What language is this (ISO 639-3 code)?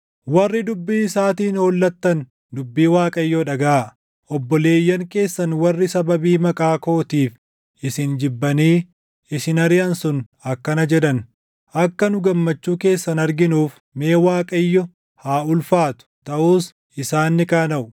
orm